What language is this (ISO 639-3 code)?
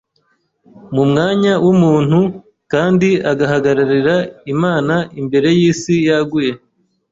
kin